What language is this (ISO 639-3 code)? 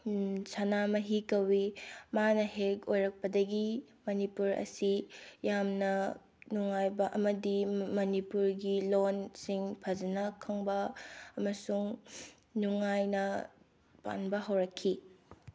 mni